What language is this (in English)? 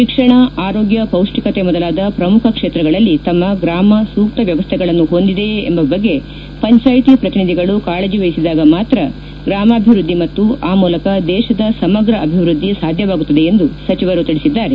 Kannada